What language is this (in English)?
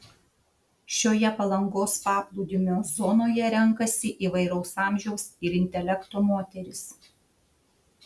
Lithuanian